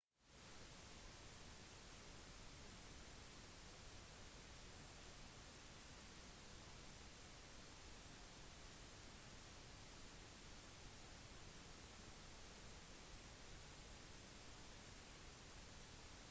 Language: Norwegian Bokmål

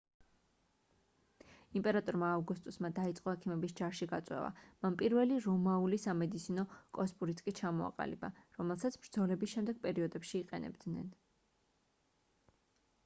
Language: Georgian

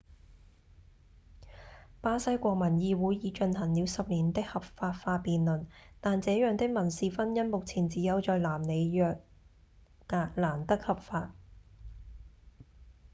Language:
Cantonese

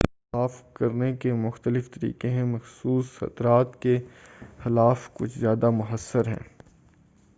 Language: Urdu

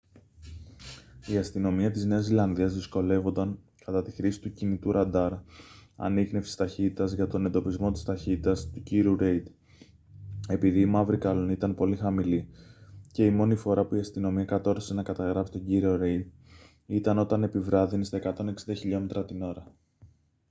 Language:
Greek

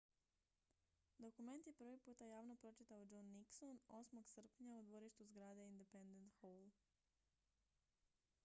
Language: Croatian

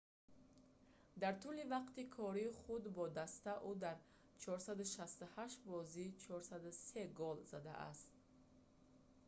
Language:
Tajik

